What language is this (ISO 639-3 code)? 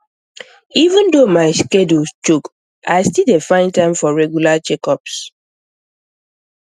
pcm